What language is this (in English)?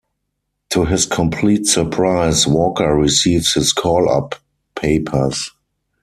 English